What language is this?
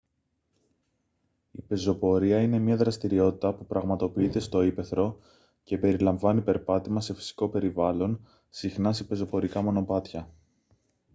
Greek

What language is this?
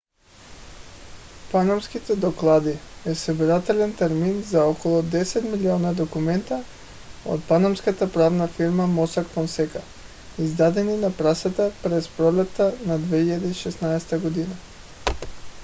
Bulgarian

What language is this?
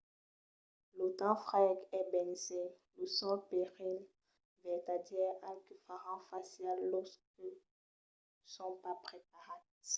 Occitan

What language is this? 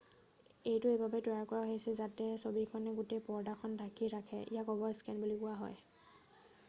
Assamese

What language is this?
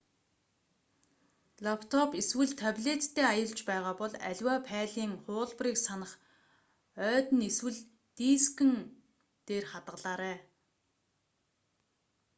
Mongolian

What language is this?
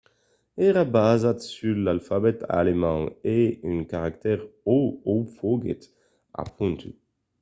Occitan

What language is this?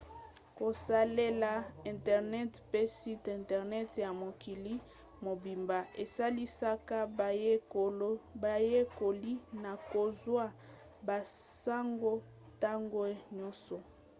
Lingala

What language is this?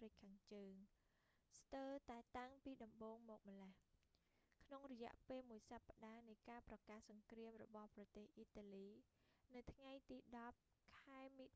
Khmer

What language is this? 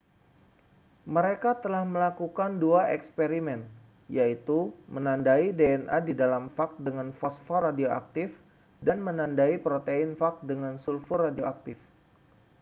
Indonesian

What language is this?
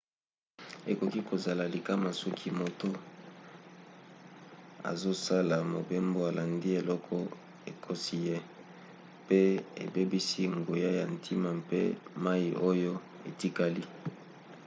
Lingala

